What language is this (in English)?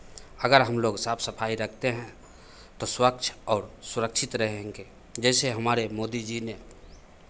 Hindi